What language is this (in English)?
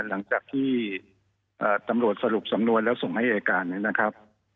Thai